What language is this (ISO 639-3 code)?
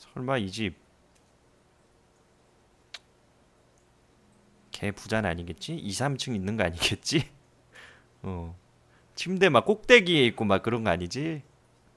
kor